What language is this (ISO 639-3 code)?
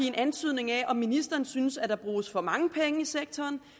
dan